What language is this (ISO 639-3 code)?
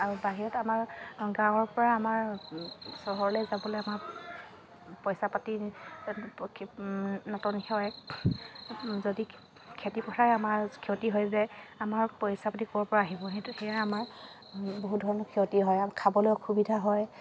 asm